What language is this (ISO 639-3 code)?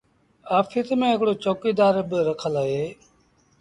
sbn